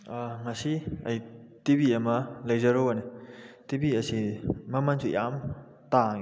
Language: Manipuri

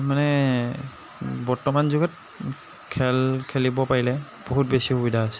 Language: Assamese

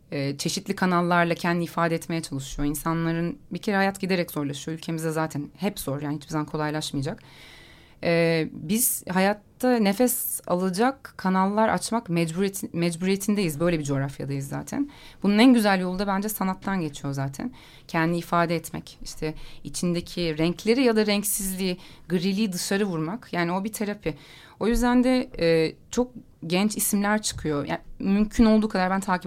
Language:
Turkish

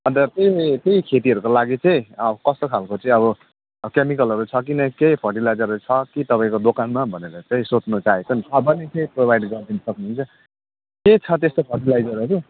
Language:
Nepali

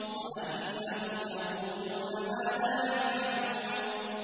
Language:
Arabic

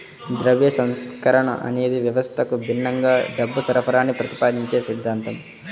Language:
Telugu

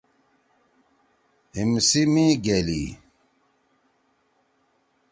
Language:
Torwali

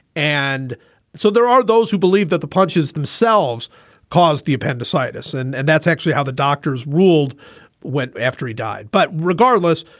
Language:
English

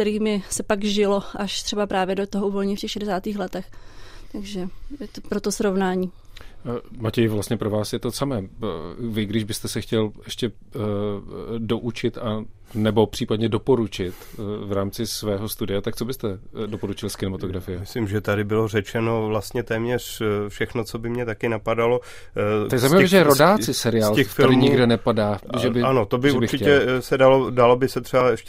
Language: Czech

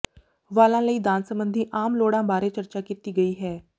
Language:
Punjabi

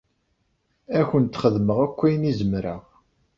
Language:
Kabyle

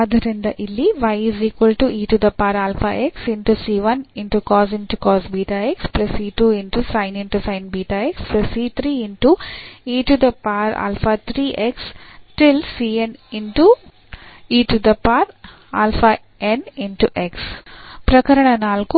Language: Kannada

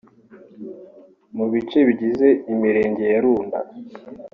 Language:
Kinyarwanda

